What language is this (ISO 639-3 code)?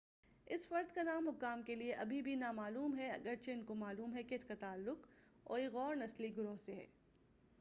urd